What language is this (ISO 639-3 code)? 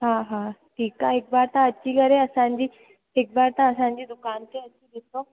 snd